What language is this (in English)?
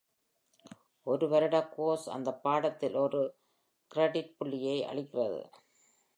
Tamil